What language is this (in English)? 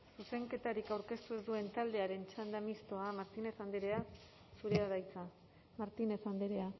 Basque